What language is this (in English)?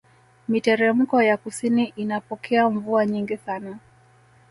Swahili